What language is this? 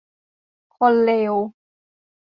Thai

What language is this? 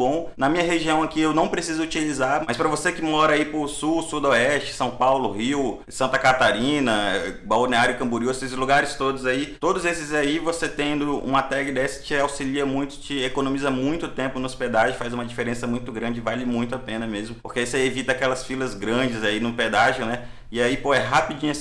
Portuguese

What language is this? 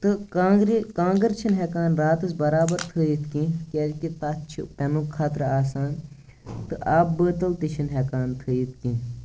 Kashmiri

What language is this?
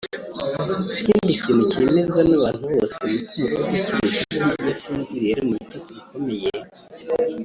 Kinyarwanda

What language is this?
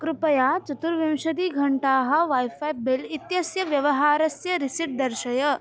Sanskrit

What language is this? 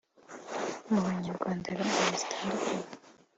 Kinyarwanda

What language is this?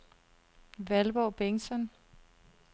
Danish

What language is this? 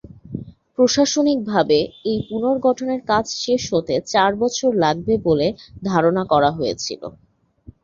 Bangla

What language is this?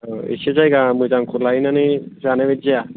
Bodo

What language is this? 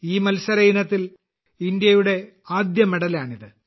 Malayalam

